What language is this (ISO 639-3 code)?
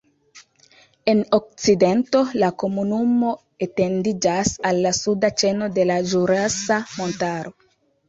epo